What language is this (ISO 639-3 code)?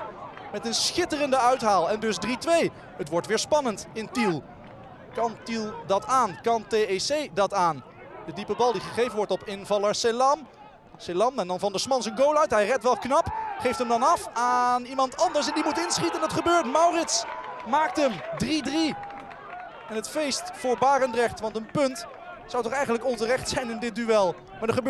nld